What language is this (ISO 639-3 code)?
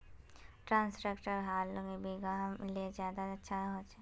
mag